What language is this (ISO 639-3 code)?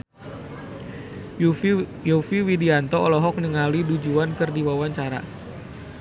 sun